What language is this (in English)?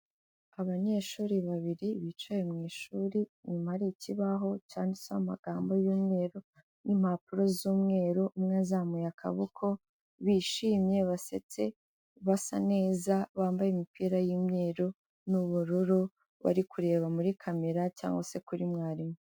Kinyarwanda